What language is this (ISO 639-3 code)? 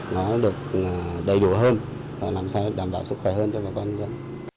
vie